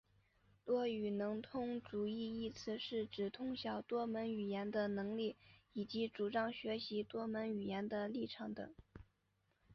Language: Chinese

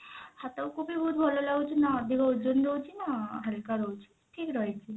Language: Odia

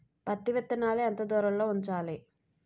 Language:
Telugu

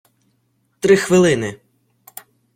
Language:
Ukrainian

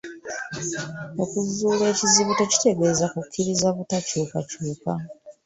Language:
Ganda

